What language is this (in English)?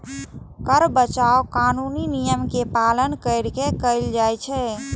Maithili